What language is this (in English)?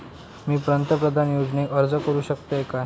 Marathi